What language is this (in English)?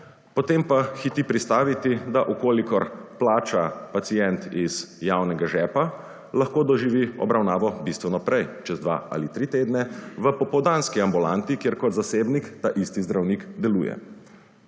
Slovenian